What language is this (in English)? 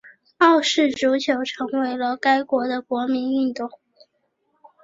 Chinese